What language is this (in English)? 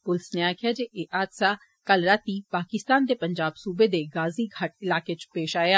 Dogri